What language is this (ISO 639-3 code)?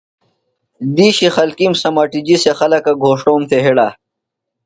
phl